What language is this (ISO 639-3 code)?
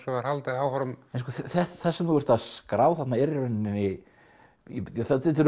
isl